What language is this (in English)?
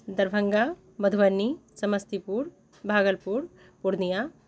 Maithili